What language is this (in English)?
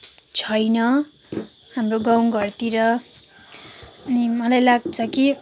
Nepali